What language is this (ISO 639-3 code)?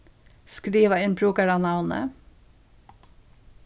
fao